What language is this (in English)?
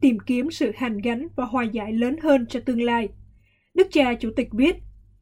Vietnamese